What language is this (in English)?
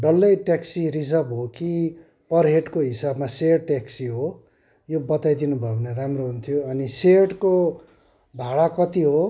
Nepali